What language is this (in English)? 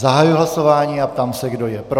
Czech